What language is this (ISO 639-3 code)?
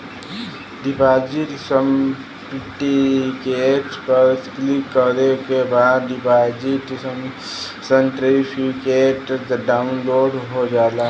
bho